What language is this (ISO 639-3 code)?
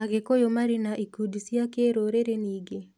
kik